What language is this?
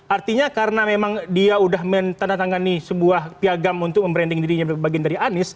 Indonesian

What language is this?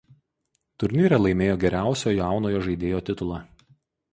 Lithuanian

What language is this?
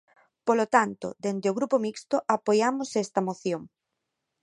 Galician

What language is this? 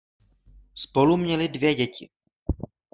Czech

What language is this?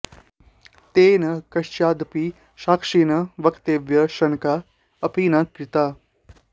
Sanskrit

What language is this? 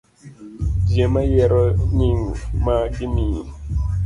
Luo (Kenya and Tanzania)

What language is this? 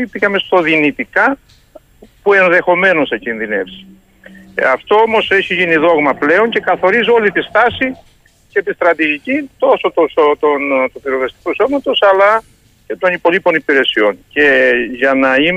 Greek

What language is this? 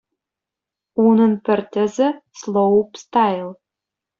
Chuvash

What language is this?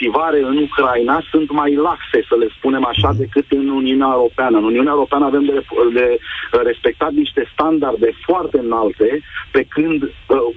Romanian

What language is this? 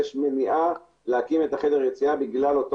Hebrew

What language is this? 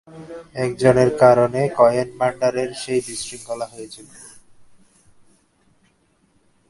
Bangla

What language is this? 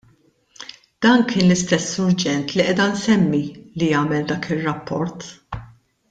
Maltese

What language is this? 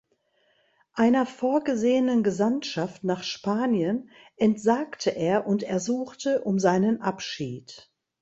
German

